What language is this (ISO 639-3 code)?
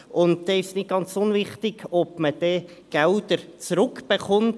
gsw